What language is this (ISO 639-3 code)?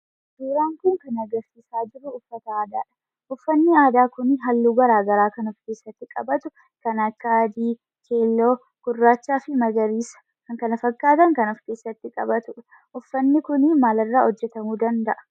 orm